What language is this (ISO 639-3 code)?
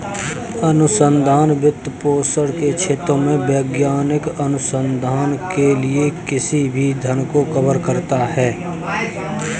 hin